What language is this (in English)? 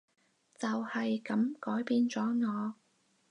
Cantonese